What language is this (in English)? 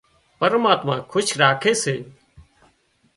Wadiyara Koli